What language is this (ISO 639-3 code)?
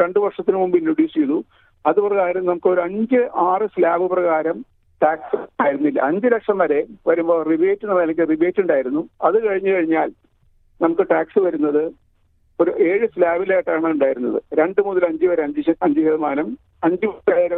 mal